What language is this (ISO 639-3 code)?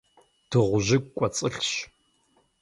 kbd